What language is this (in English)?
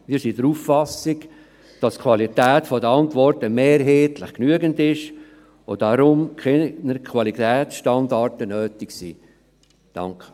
Swiss German